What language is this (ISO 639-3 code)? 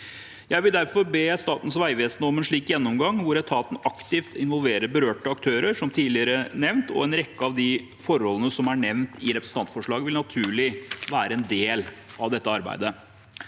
nor